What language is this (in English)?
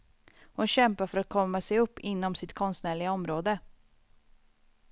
Swedish